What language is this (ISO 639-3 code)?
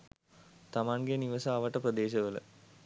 sin